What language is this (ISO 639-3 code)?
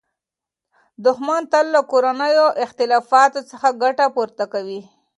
pus